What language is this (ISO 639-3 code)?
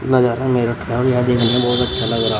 hin